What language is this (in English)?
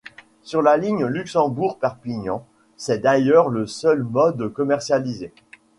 French